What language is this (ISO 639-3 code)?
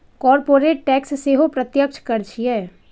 mai